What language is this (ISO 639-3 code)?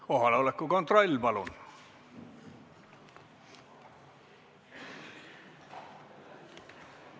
est